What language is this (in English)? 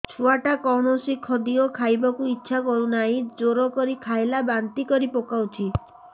Odia